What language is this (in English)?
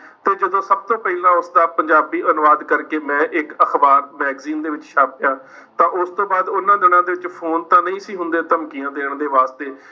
Punjabi